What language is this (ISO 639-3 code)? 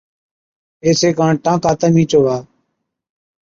odk